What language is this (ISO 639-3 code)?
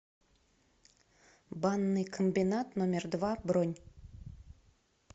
rus